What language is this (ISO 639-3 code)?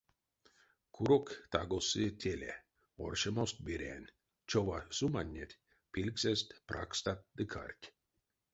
myv